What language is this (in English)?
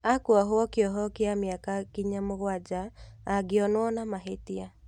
Kikuyu